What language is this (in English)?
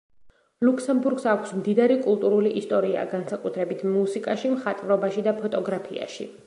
Georgian